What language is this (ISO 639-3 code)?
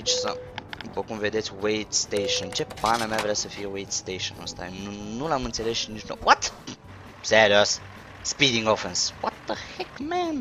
ron